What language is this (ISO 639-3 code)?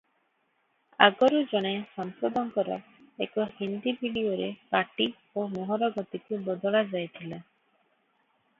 ori